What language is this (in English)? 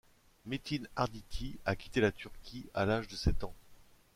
French